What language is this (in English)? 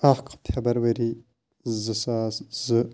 Kashmiri